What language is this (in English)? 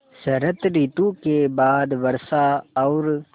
Hindi